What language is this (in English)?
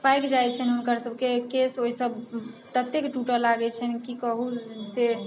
Maithili